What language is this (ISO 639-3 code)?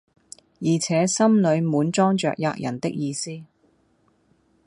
yue